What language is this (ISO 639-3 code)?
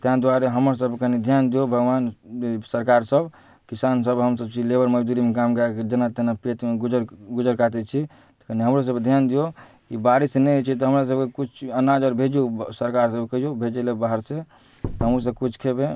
mai